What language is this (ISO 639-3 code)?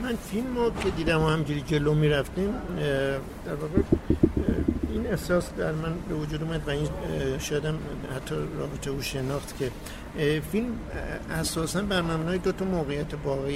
fas